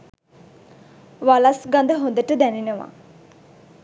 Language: Sinhala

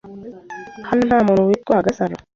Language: Kinyarwanda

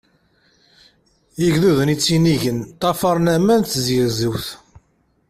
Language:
Kabyle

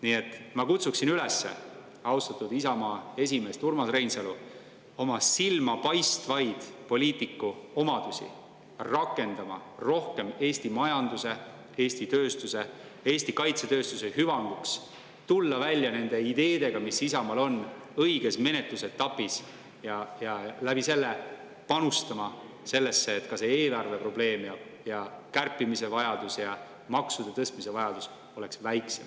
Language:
Estonian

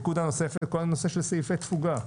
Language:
Hebrew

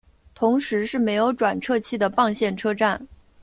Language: Chinese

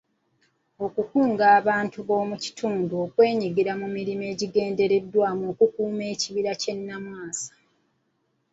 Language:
Ganda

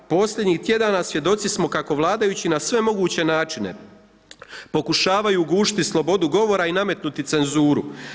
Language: Croatian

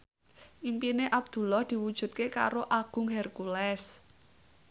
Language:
Javanese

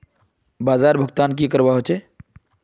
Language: Magahi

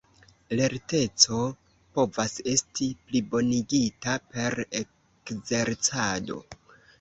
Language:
Esperanto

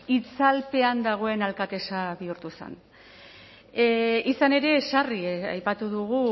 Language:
Basque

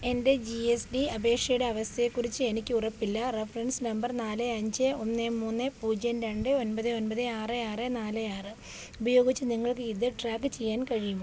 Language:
Malayalam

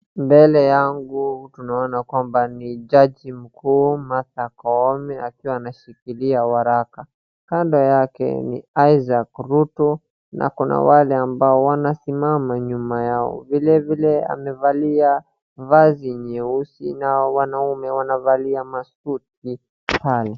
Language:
Swahili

